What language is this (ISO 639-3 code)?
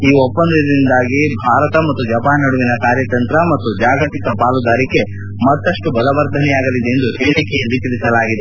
kan